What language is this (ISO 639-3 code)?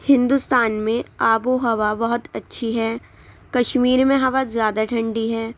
urd